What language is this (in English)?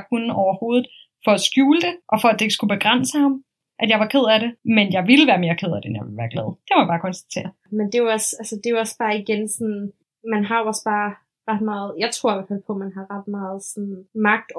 Danish